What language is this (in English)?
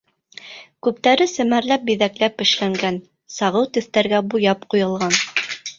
Bashkir